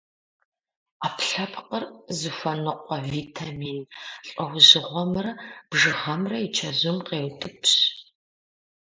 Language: Kabardian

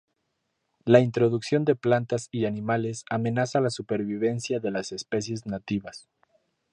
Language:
Spanish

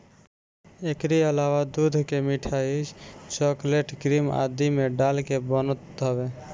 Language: Bhojpuri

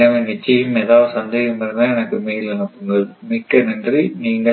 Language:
Tamil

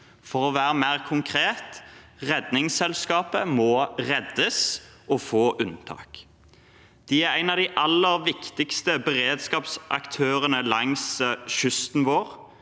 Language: Norwegian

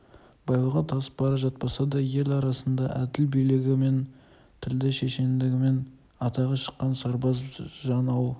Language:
Kazakh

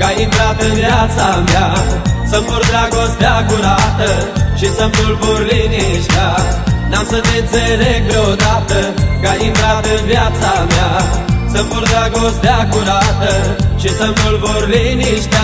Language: Romanian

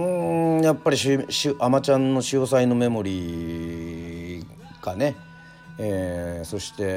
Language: Japanese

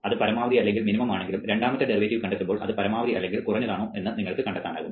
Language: Malayalam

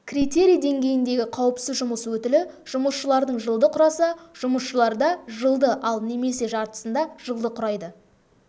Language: Kazakh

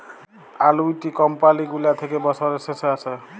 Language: Bangla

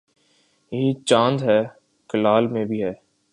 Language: Urdu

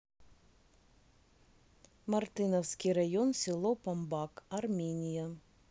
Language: Russian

